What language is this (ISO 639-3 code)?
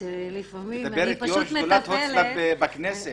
heb